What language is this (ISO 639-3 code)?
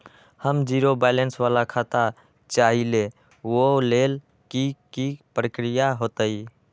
mag